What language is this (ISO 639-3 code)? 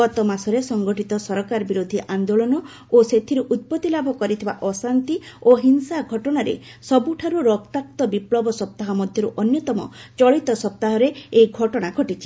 ori